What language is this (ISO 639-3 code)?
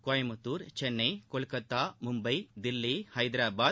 tam